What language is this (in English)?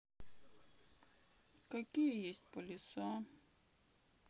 Russian